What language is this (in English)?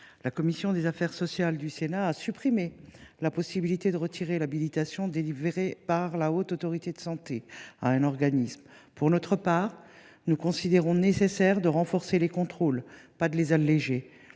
French